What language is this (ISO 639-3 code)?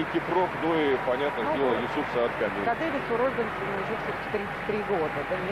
rus